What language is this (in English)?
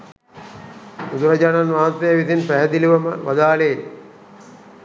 Sinhala